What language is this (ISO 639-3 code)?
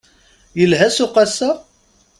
kab